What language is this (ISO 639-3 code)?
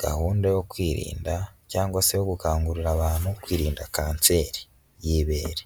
kin